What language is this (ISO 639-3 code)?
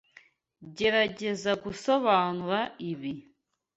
kin